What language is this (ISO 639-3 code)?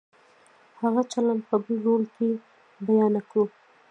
pus